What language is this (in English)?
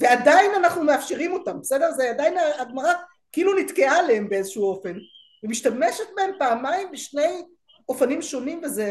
Hebrew